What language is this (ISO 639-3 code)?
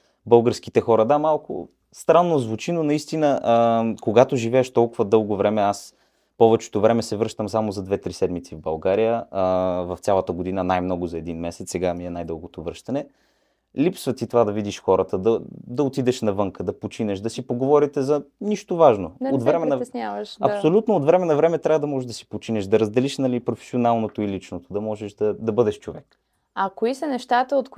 bul